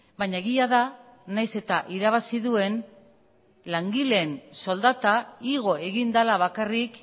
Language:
Basque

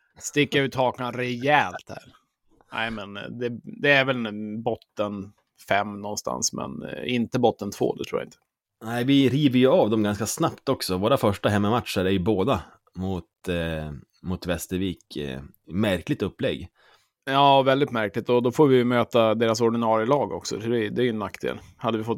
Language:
Swedish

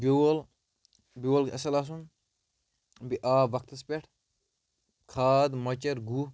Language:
Kashmiri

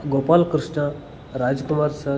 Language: Kannada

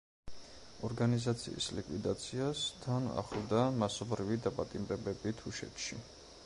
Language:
Georgian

